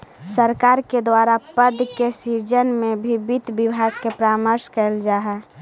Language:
Magahi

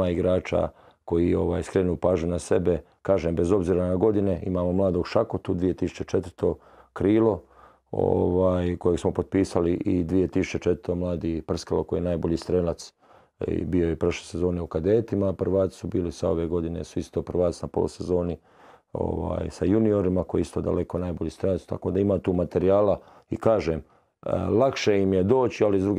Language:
Croatian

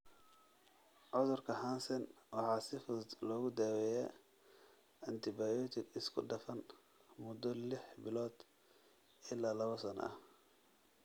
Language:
Somali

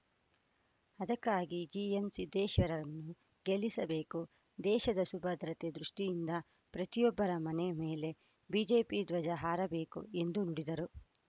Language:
Kannada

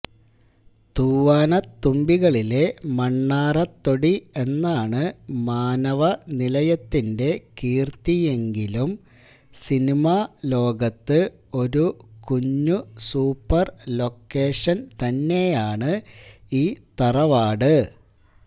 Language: Malayalam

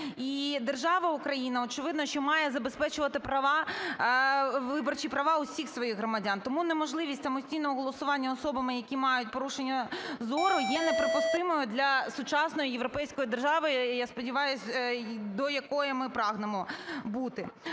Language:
Ukrainian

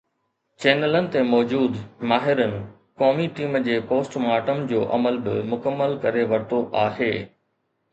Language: Sindhi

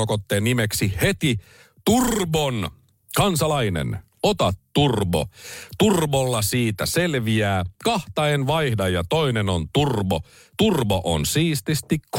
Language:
Finnish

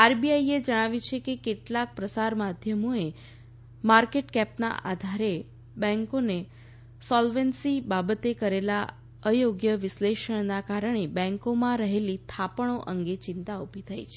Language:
Gujarati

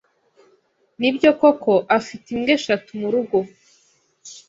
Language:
Kinyarwanda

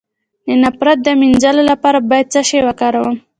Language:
Pashto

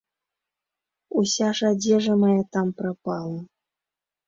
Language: Belarusian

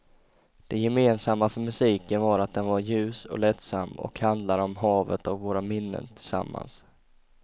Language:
Swedish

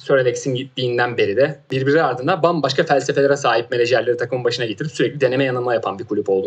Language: Turkish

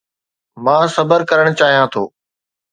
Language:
Sindhi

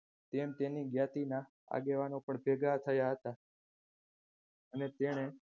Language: Gujarati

